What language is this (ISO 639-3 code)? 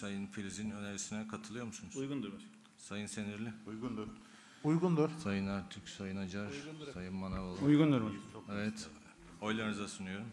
tur